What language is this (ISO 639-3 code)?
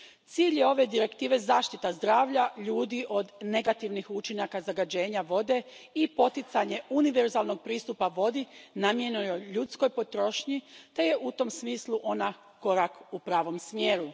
hrv